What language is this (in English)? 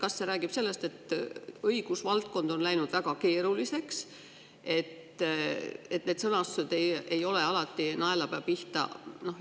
Estonian